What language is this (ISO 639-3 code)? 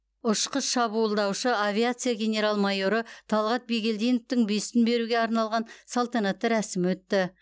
kaz